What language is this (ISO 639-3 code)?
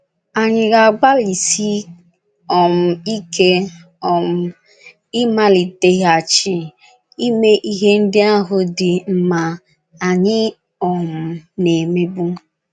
ibo